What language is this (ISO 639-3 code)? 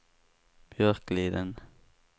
swe